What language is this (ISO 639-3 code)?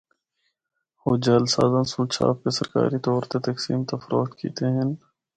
hno